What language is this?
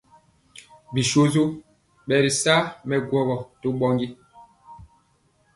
Mpiemo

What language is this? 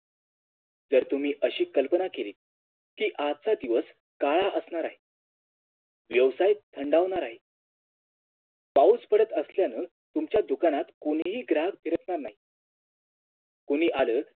Marathi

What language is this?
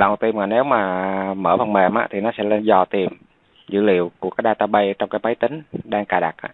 Vietnamese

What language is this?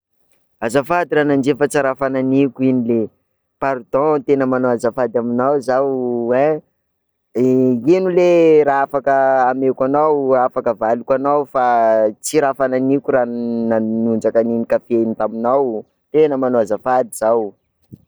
Sakalava Malagasy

